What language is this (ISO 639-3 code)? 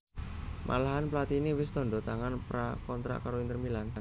jav